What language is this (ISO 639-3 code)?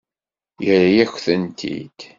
kab